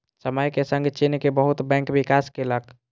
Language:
Maithili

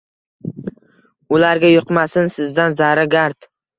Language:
Uzbek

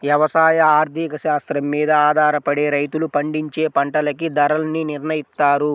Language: Telugu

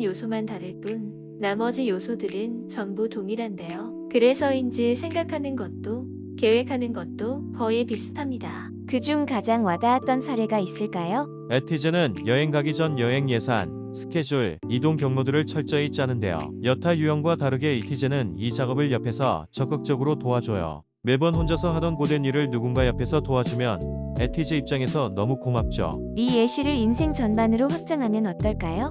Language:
Korean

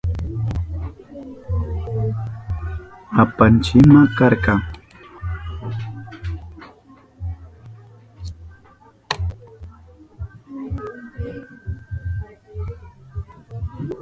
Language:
Southern Pastaza Quechua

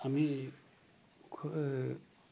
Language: Assamese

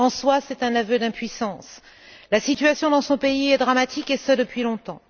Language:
French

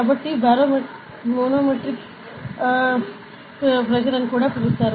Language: Telugu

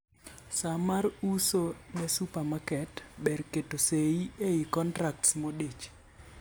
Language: Luo (Kenya and Tanzania)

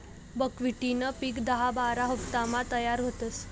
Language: Marathi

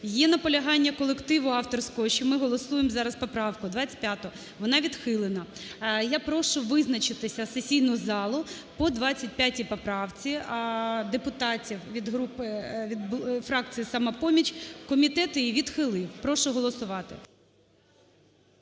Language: Ukrainian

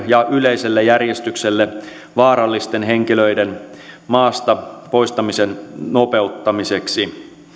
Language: Finnish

